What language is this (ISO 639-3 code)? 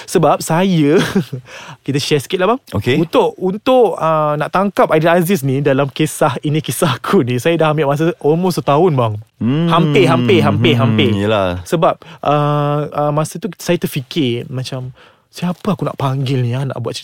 msa